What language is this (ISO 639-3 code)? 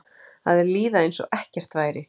isl